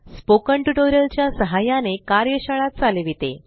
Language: Marathi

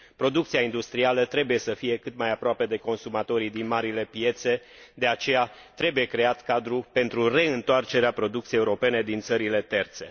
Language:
Romanian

